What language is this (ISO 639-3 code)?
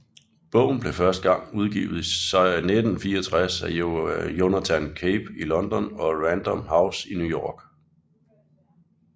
dan